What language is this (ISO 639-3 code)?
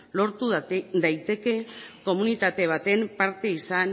eus